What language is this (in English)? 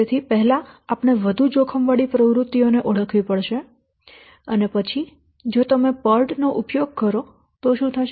Gujarati